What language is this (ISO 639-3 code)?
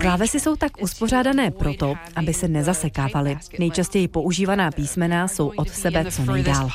ces